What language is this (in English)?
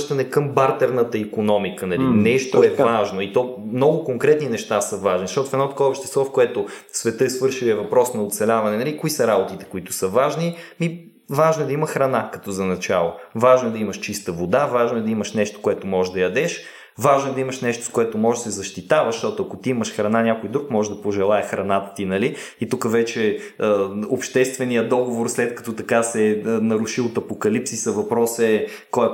Bulgarian